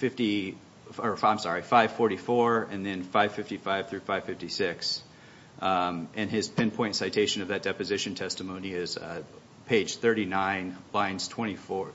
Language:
English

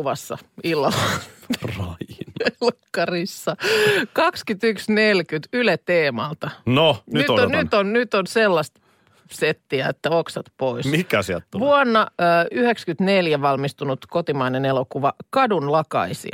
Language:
Finnish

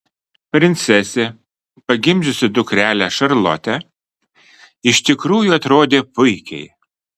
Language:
Lithuanian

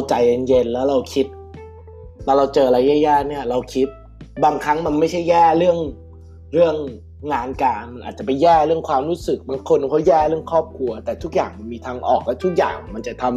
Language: Thai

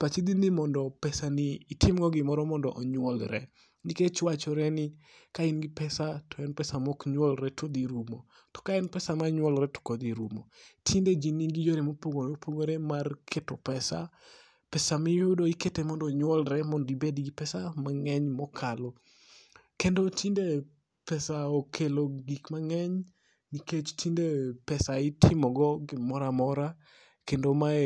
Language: Luo (Kenya and Tanzania)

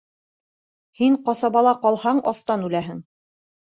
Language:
Bashkir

